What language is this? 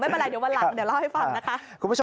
Thai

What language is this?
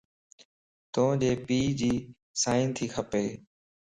Lasi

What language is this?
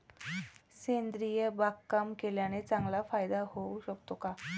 Marathi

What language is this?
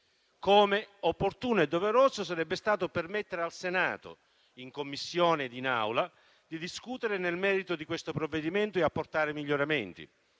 Italian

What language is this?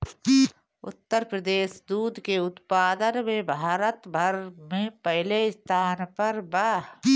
Bhojpuri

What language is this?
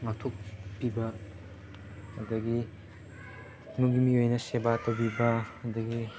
Manipuri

